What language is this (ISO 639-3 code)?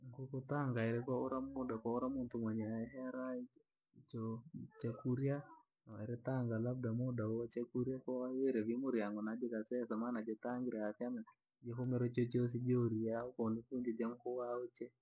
lag